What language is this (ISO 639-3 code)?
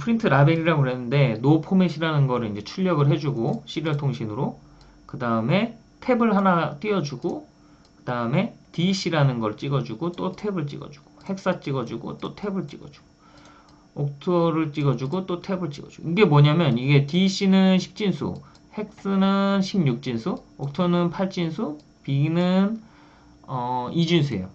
kor